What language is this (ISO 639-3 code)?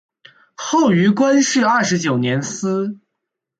zho